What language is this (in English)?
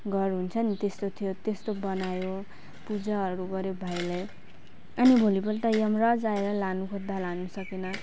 Nepali